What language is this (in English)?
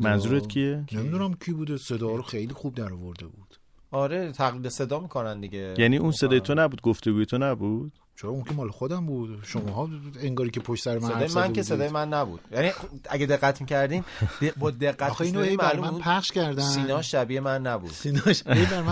Persian